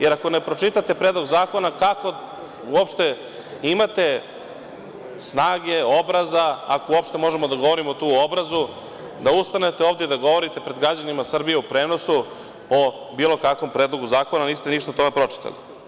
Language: Serbian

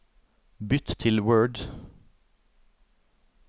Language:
Norwegian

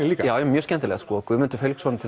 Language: Icelandic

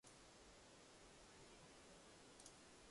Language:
Japanese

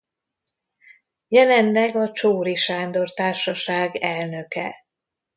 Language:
Hungarian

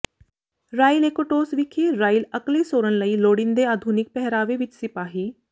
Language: Punjabi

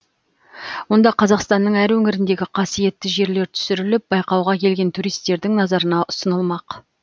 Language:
Kazakh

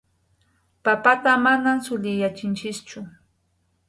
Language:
Yauyos Quechua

